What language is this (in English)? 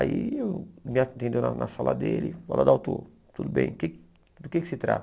Portuguese